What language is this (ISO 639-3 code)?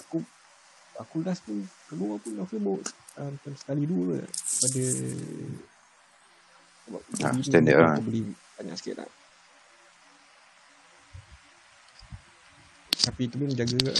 msa